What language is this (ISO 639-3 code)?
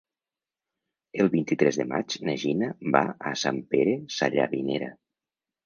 cat